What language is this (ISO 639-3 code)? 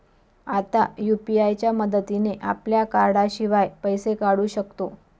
mar